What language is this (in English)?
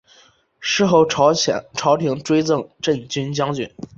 Chinese